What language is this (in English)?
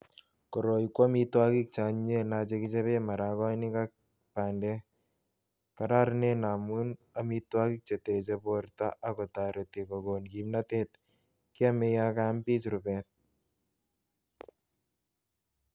Kalenjin